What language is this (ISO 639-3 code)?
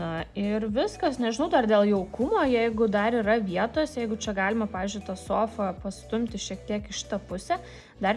lit